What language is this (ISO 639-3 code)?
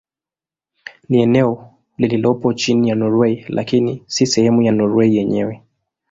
swa